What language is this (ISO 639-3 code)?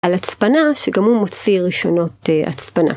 heb